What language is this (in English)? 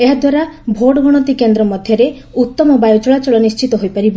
Odia